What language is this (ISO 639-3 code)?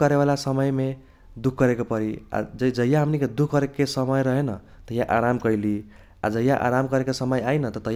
thq